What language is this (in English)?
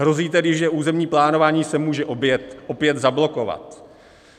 Czech